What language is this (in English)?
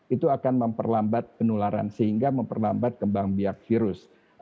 Indonesian